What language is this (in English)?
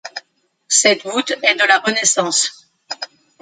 French